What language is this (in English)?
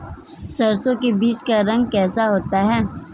Hindi